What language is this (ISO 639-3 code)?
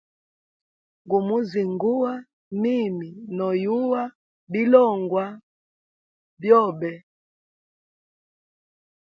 hem